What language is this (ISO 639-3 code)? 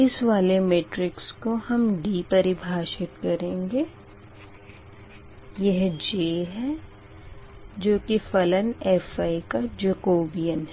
hin